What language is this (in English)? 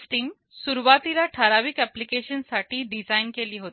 Marathi